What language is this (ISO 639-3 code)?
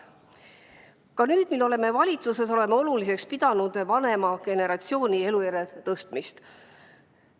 est